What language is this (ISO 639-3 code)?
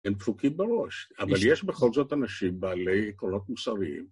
heb